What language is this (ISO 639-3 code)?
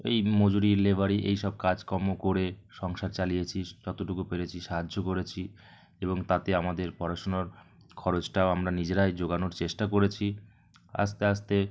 ben